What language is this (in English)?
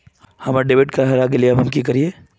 Magahi